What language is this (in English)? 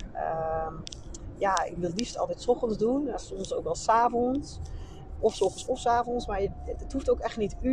Dutch